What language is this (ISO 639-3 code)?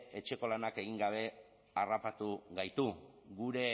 eus